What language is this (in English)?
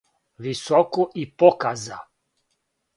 Serbian